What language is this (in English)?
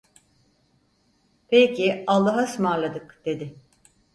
Turkish